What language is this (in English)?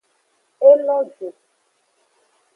Aja (Benin)